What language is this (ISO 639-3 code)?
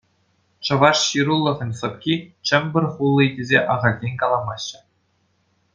chv